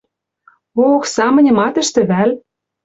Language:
Western Mari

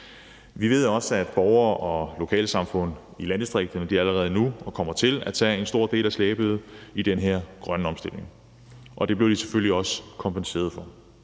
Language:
Danish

